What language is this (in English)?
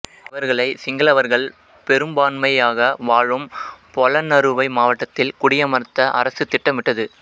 Tamil